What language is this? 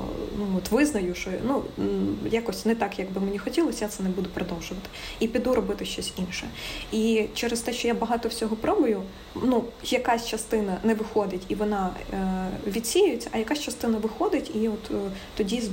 Ukrainian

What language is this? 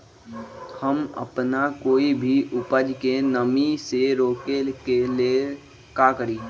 Magahi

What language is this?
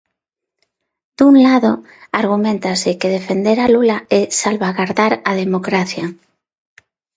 Galician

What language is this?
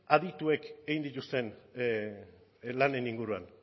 Basque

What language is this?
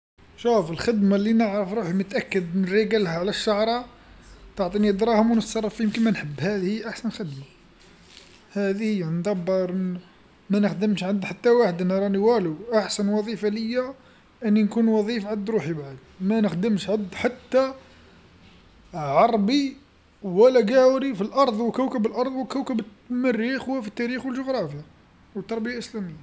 Algerian Arabic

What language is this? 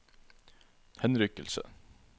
Norwegian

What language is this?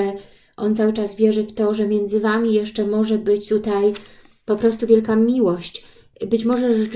Polish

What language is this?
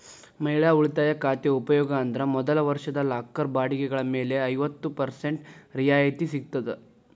Kannada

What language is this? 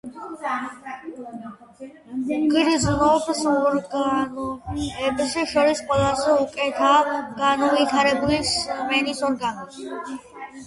Georgian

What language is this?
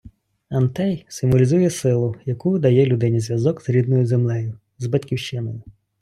Ukrainian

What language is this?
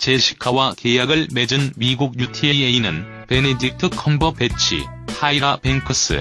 Korean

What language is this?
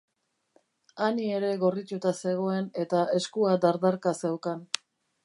Basque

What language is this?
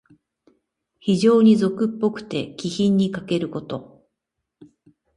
Japanese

